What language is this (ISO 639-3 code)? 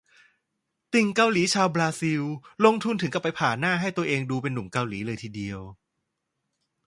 tha